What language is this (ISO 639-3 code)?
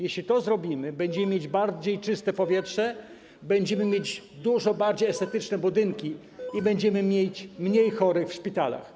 pol